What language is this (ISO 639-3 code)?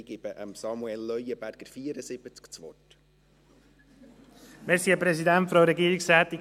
gsw